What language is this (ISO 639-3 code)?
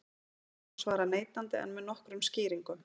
isl